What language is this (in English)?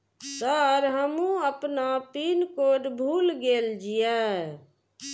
Maithili